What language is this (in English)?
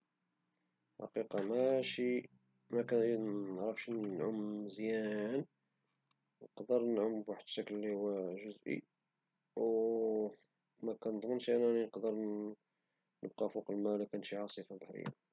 Moroccan Arabic